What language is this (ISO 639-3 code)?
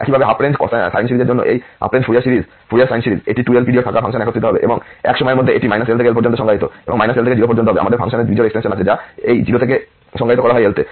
ben